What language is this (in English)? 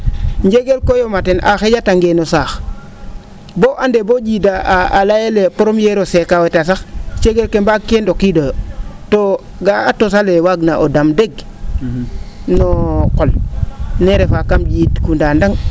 Serer